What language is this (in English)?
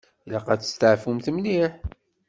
Kabyle